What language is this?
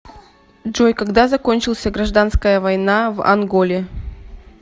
Russian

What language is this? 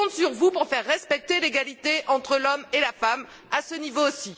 French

